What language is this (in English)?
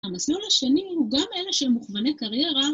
Hebrew